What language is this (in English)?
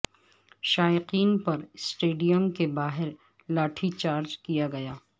Urdu